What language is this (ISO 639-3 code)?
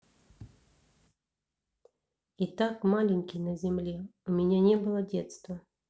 rus